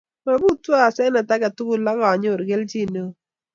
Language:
Kalenjin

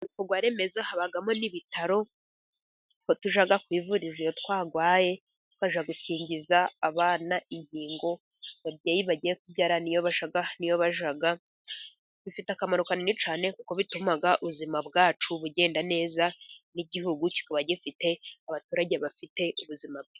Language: Kinyarwanda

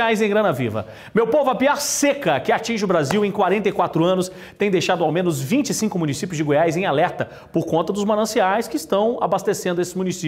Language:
Portuguese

